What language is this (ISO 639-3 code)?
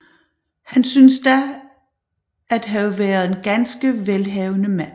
dan